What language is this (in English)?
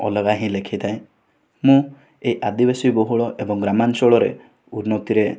Odia